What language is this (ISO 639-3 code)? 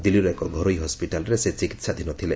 ori